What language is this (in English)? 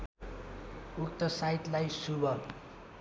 Nepali